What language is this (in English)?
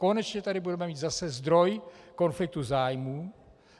Czech